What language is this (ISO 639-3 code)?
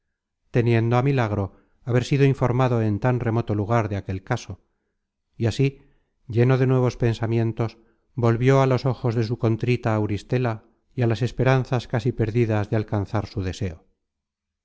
spa